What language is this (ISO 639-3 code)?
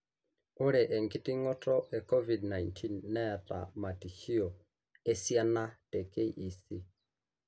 mas